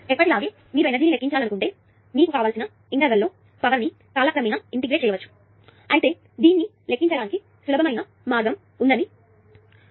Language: Telugu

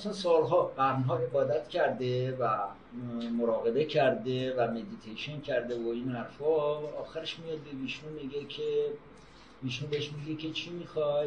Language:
Persian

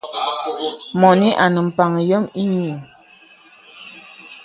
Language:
Bebele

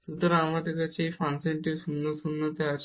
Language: Bangla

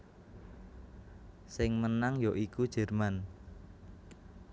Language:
Javanese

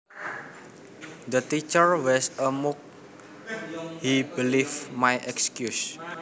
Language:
Javanese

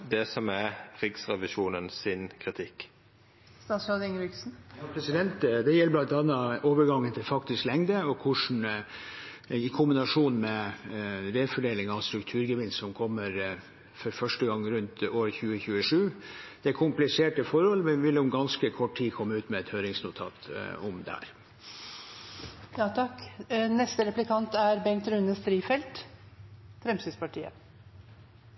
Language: Norwegian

